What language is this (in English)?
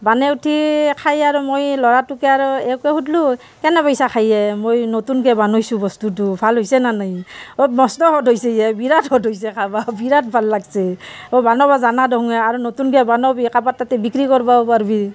Assamese